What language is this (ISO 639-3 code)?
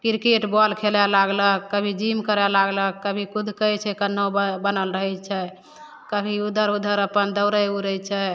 mai